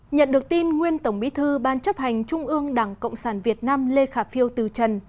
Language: Vietnamese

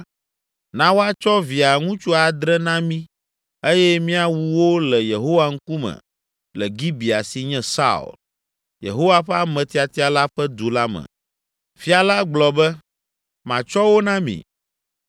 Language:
Ewe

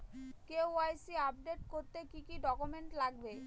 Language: Bangla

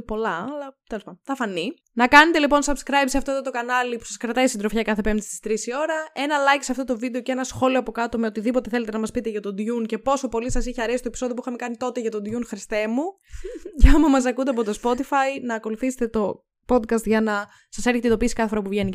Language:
Greek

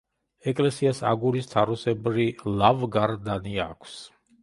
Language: Georgian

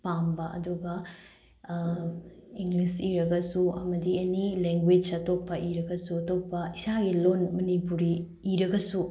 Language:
Manipuri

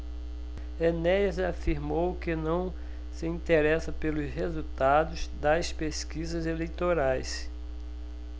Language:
Portuguese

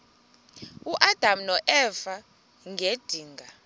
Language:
Xhosa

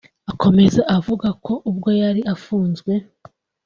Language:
Kinyarwanda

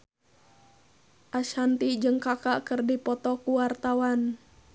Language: Sundanese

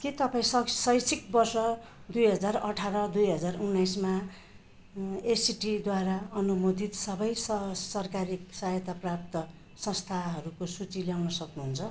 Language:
Nepali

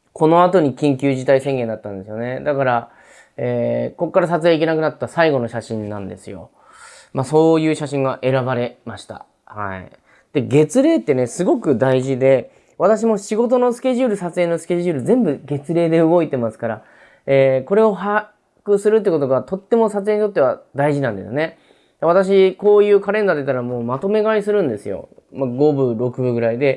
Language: Japanese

